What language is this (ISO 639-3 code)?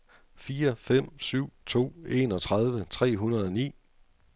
dan